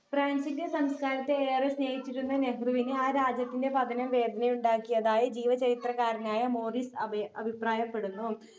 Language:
Malayalam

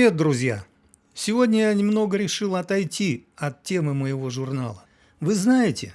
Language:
Russian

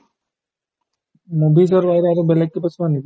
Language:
Assamese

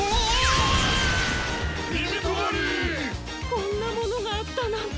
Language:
Japanese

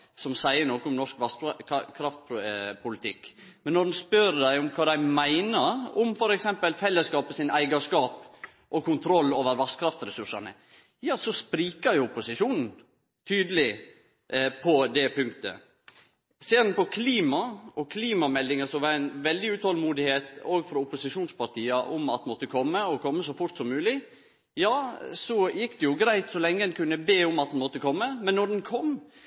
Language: Norwegian Nynorsk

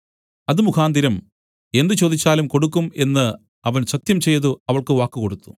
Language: Malayalam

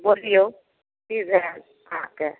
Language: Maithili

